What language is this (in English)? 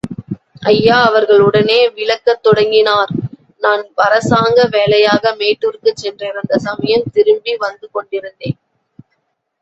Tamil